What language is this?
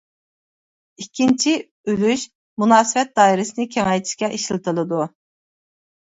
Uyghur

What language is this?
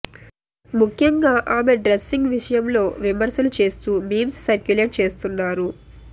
Telugu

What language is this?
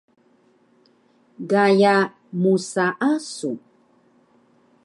Taroko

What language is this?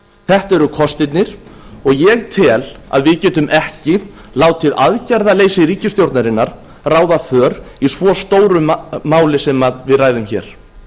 Icelandic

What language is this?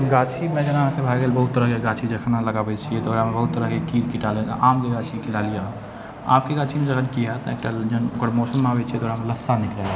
Maithili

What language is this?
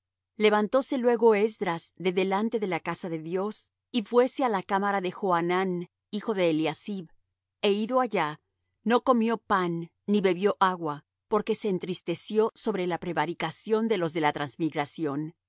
Spanish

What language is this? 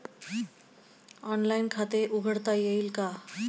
Marathi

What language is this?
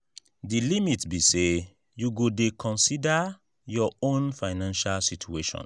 Nigerian Pidgin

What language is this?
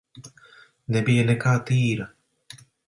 Latvian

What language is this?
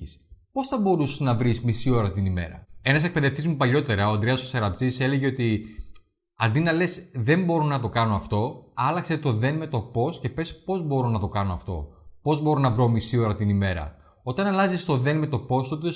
Greek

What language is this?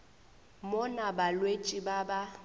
Northern Sotho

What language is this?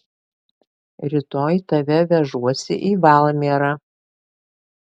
Lithuanian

